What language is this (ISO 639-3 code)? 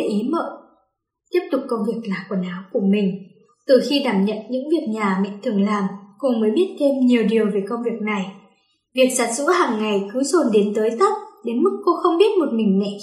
vie